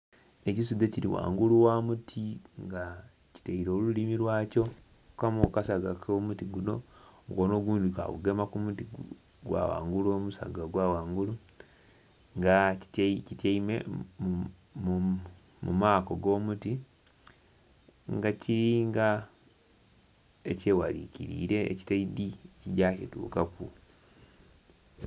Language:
Soga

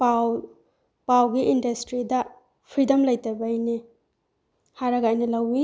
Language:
Manipuri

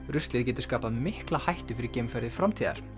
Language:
Icelandic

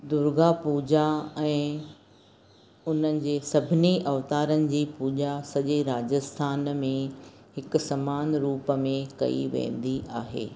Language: Sindhi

